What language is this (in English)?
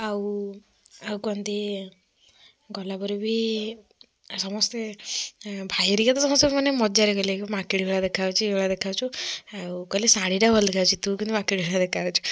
Odia